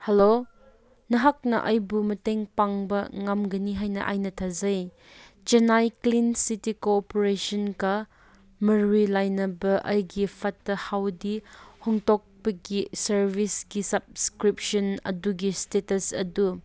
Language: Manipuri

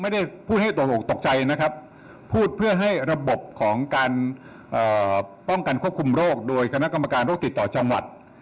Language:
Thai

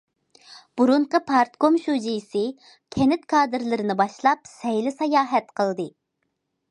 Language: Uyghur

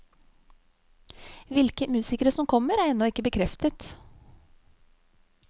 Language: Norwegian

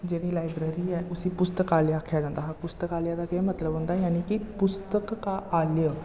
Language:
Dogri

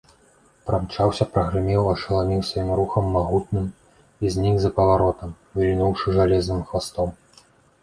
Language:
Belarusian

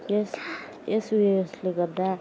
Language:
Nepali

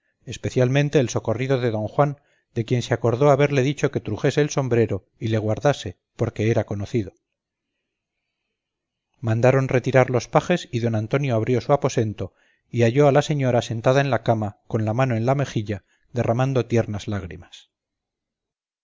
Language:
Spanish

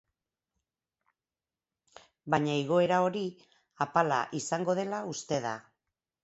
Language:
Basque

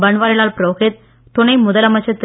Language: Tamil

